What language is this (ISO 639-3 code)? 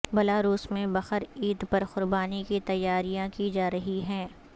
urd